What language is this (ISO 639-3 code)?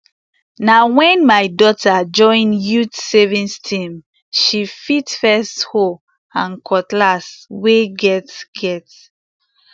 pcm